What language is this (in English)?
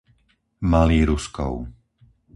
Slovak